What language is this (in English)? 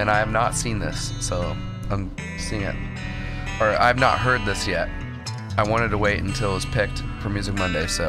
English